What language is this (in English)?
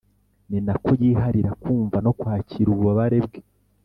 Kinyarwanda